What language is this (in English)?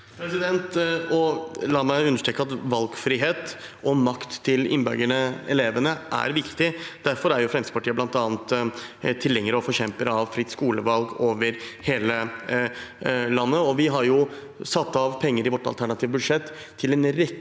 Norwegian